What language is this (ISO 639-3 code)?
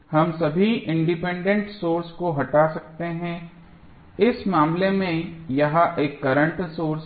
hin